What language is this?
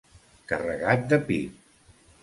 Catalan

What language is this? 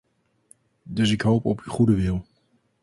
Dutch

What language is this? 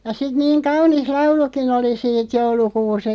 Finnish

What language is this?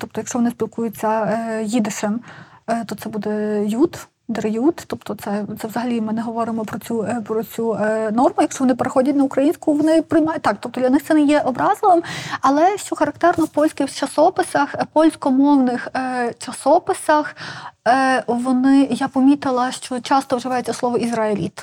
Ukrainian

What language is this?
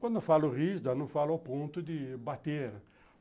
Portuguese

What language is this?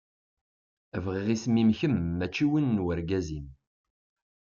Kabyle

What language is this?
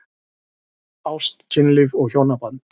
Icelandic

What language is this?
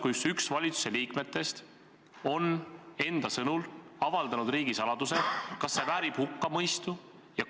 Estonian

